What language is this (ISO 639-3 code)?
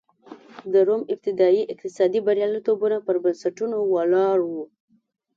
pus